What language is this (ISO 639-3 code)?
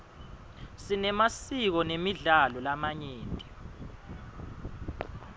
ssw